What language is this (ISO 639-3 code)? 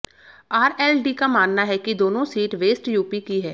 hin